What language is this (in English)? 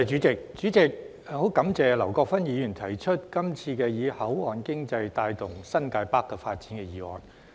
Cantonese